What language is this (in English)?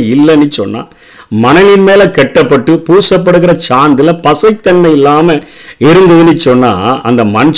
Tamil